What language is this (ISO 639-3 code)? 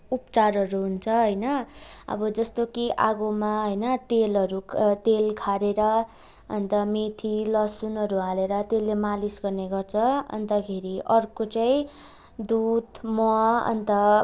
nep